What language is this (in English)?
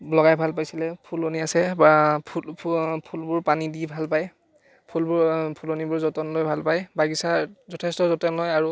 Assamese